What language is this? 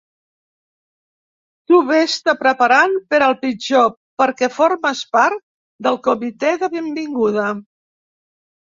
Catalan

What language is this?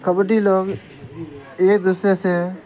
Urdu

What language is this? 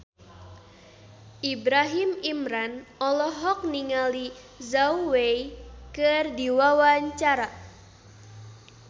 Sundanese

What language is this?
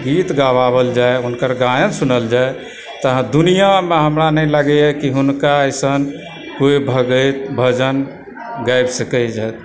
Maithili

